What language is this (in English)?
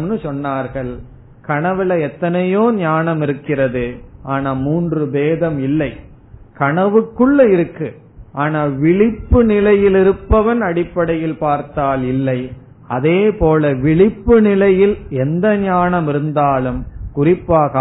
Tamil